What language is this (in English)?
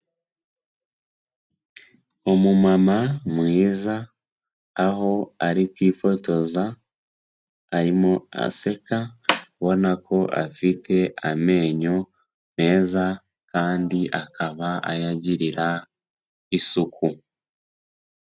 Kinyarwanda